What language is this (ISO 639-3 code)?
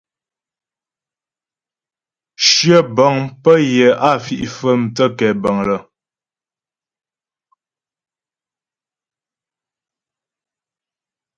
bbj